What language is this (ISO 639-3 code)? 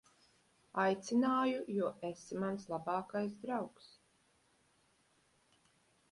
lav